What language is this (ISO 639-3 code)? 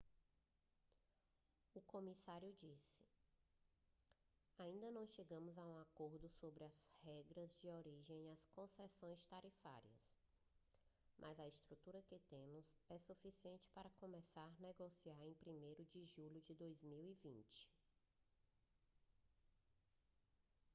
por